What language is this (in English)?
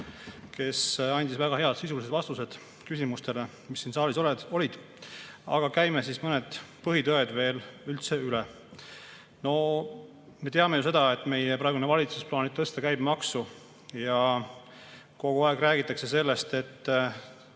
Estonian